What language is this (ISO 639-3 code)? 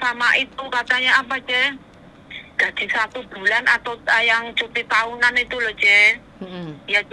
ind